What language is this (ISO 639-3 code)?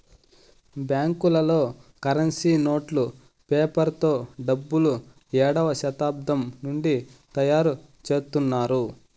tel